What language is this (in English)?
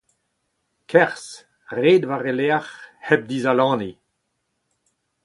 Breton